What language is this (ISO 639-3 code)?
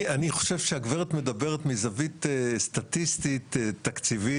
heb